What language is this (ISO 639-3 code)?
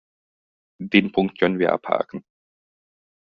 deu